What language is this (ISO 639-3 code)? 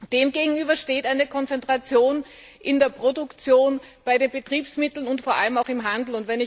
deu